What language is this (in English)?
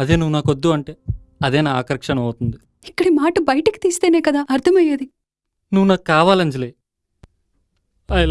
Telugu